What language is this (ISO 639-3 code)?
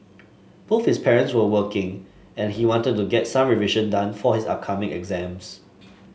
eng